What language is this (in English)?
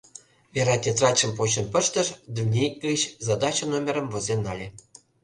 Mari